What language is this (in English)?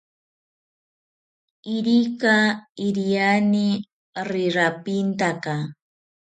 South Ucayali Ashéninka